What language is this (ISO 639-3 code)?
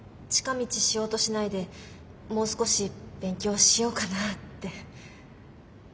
jpn